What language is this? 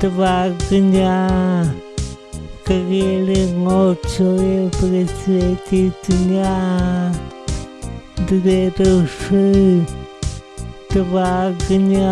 Portuguese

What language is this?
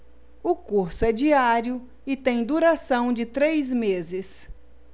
Portuguese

